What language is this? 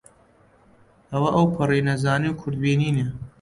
Central Kurdish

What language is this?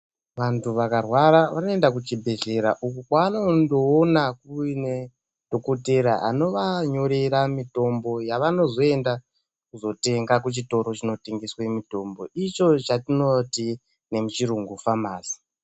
Ndau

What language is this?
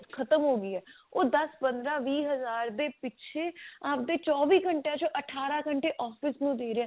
Punjabi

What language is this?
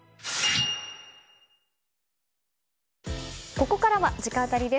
Japanese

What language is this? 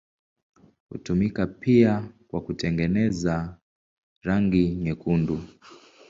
Swahili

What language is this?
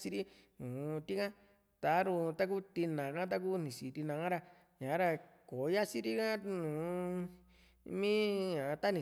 Juxtlahuaca Mixtec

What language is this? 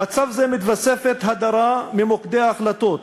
Hebrew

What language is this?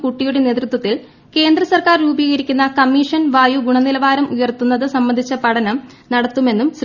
Malayalam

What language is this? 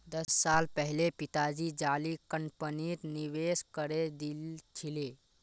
Magahi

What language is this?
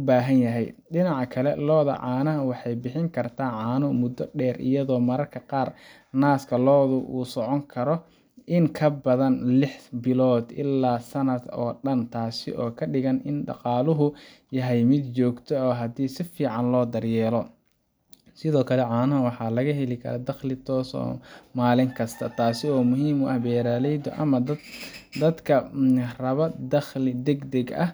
Somali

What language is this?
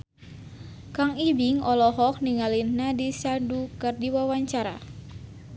Sundanese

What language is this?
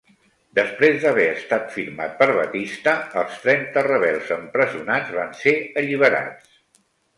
Catalan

